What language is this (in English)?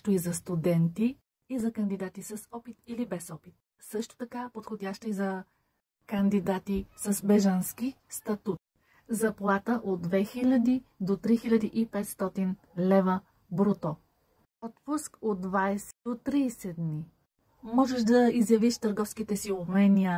Bulgarian